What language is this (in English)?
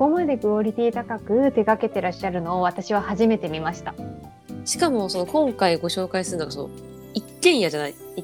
Japanese